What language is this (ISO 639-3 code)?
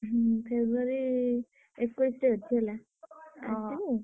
ori